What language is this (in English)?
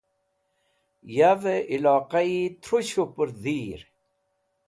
Wakhi